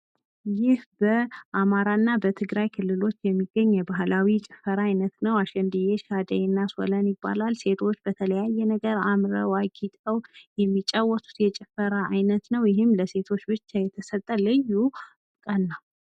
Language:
Amharic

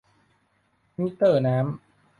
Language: Thai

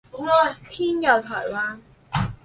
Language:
Chinese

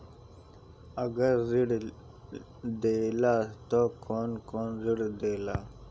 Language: Bhojpuri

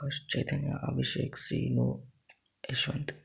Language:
Telugu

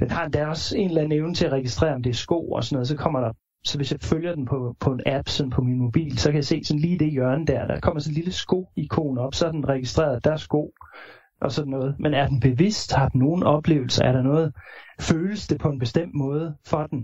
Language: Danish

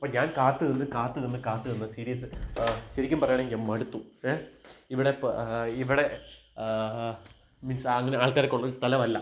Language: Malayalam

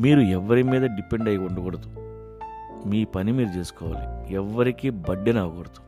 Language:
Telugu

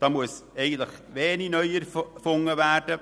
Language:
Swiss German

